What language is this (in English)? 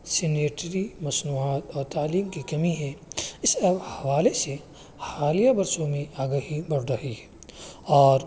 Urdu